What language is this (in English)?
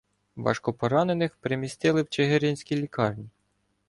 Ukrainian